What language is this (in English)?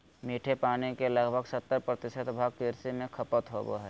Magahi